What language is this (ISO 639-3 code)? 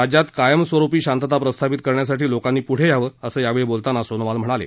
mar